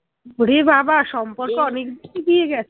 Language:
Bangla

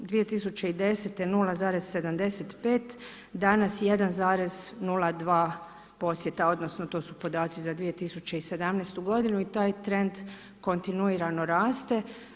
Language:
Croatian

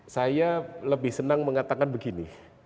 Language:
Indonesian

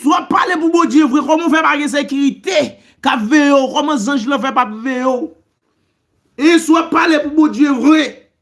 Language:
French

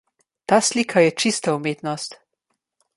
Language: Slovenian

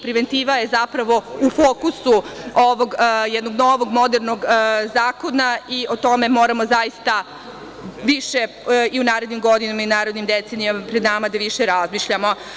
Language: Serbian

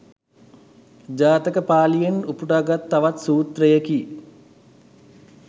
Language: Sinhala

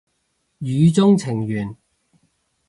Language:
Cantonese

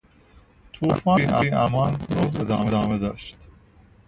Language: Persian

